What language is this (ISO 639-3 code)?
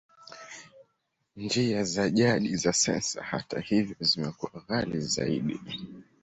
swa